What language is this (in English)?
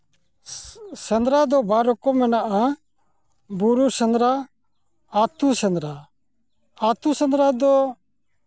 Santali